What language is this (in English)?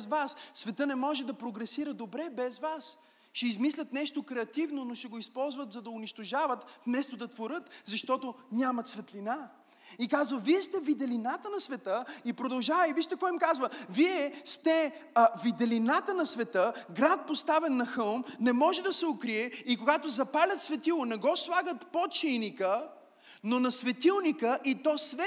Bulgarian